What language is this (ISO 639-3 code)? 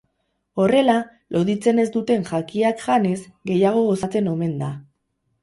eus